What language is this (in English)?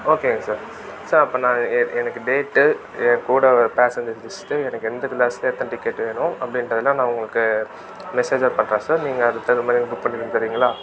Tamil